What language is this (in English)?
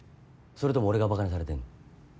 Japanese